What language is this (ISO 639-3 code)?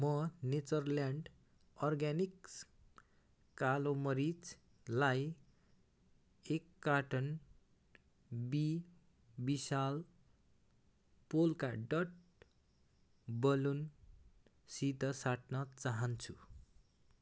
nep